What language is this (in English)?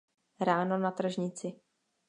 Czech